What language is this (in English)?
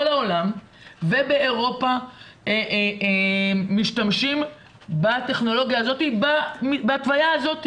Hebrew